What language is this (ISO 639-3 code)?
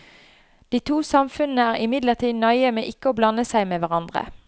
nor